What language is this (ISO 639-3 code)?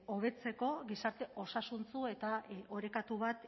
eus